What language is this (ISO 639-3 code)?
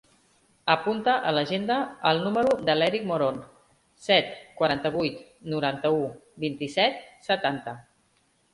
cat